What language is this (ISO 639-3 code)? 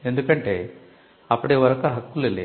tel